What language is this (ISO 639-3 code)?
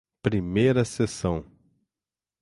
por